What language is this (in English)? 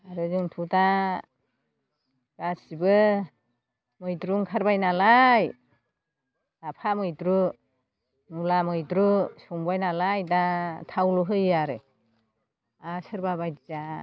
Bodo